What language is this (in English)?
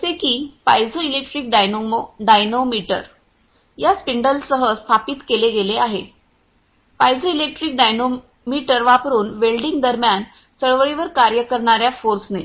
Marathi